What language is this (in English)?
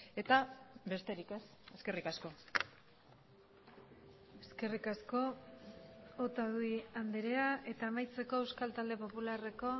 Basque